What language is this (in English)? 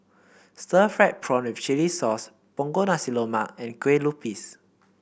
English